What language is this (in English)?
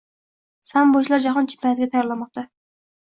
Uzbek